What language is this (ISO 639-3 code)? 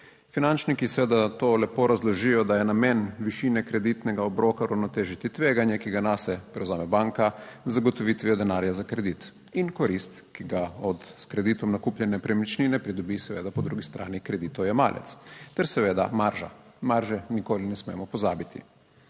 slv